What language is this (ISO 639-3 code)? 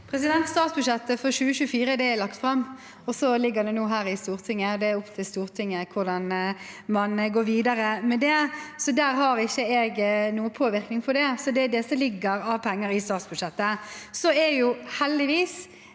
nor